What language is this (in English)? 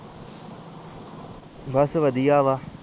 Punjabi